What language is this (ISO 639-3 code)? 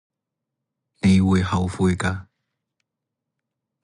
yue